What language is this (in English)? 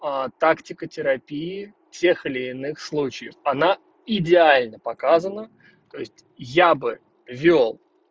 Russian